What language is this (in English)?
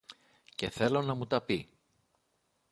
Greek